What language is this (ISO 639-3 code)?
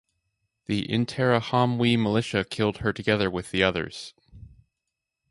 eng